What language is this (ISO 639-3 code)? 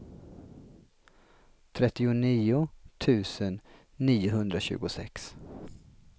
swe